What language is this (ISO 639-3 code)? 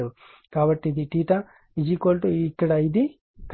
tel